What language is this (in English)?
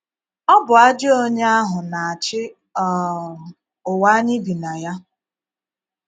Igbo